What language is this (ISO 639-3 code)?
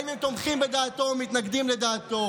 heb